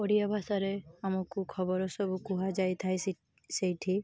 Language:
Odia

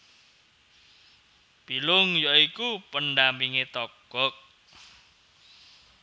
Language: Javanese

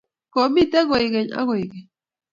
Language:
Kalenjin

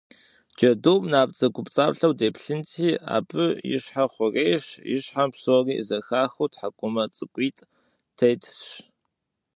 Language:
Kabardian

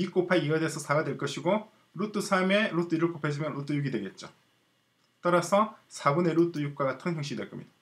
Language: Korean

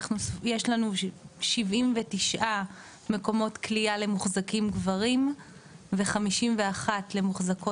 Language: Hebrew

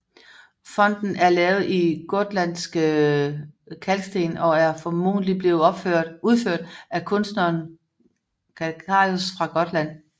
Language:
Danish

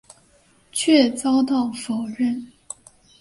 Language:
Chinese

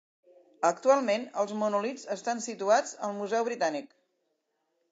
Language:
Catalan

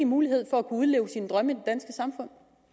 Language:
Danish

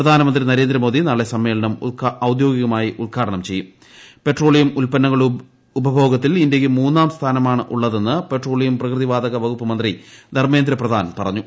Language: Malayalam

